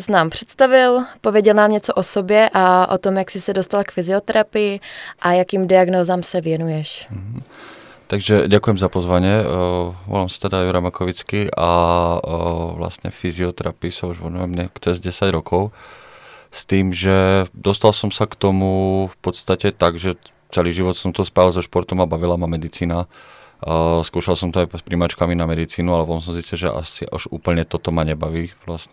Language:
Czech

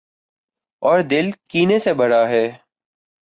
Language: Urdu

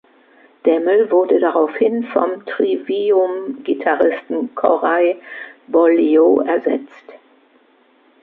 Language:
German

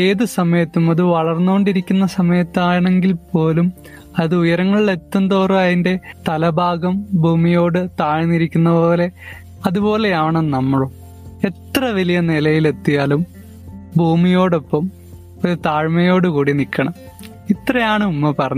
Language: Malayalam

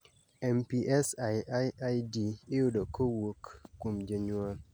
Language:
Luo (Kenya and Tanzania)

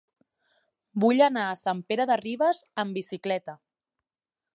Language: Catalan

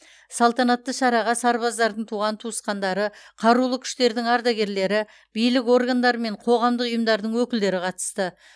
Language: Kazakh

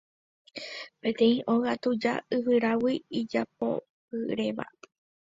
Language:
Guarani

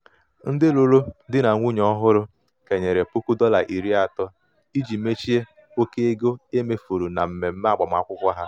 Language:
Igbo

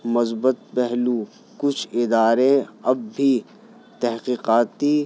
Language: Urdu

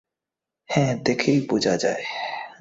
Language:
Bangla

